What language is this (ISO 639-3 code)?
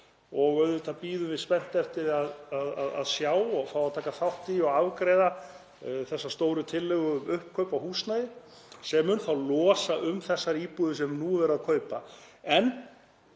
isl